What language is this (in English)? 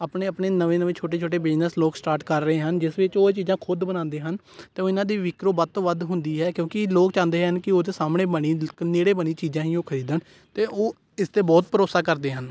Punjabi